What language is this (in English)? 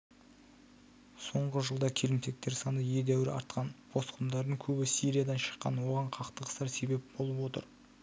Kazakh